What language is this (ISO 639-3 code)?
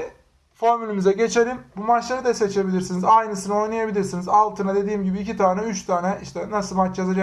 tur